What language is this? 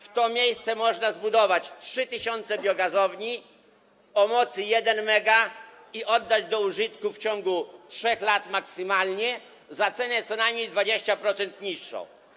Polish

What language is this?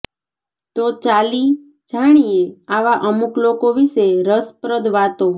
Gujarati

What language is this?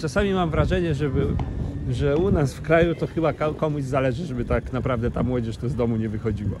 Polish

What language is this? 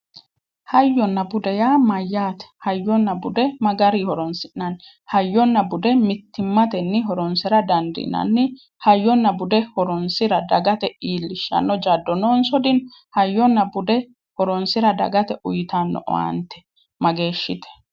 Sidamo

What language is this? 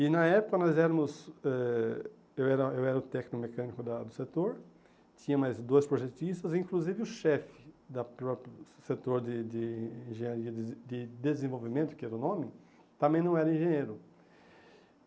Portuguese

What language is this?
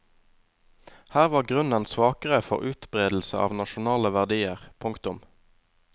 Norwegian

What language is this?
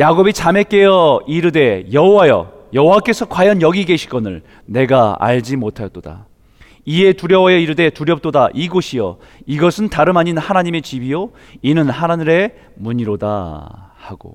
Korean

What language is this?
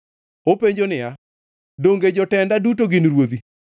Luo (Kenya and Tanzania)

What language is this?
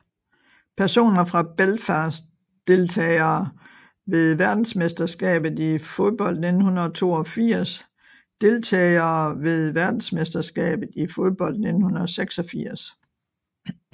Danish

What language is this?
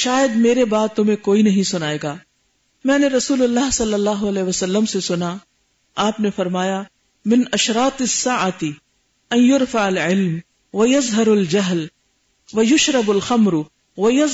Urdu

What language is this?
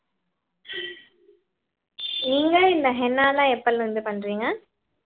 Tamil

